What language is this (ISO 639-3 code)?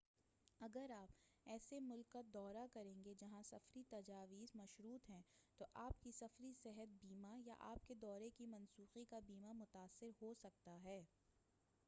urd